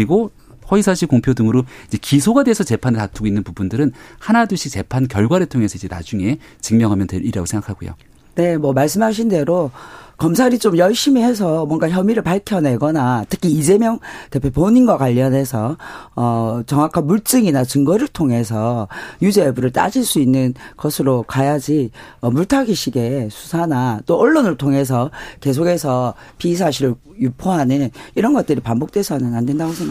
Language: Korean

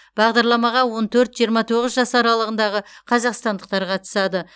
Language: Kazakh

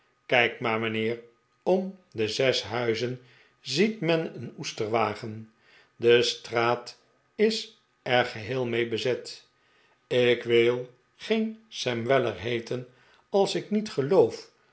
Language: Dutch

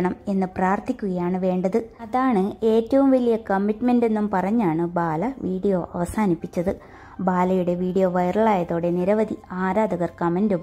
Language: Arabic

